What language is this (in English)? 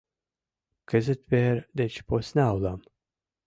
Mari